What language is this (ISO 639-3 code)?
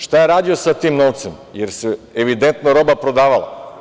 srp